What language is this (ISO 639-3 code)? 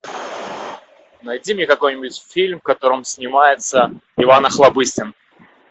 rus